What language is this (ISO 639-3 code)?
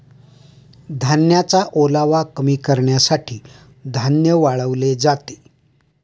mar